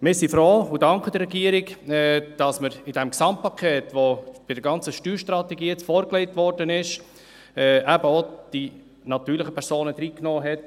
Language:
Swiss German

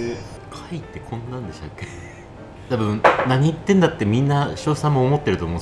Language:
Japanese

